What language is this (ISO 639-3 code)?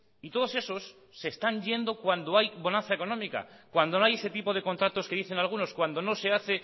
spa